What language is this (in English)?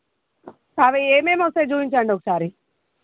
Telugu